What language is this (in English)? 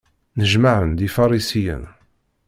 Kabyle